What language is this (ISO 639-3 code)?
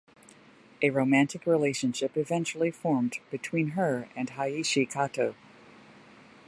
eng